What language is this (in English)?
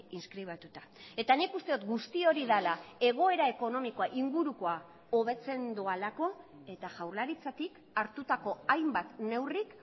Basque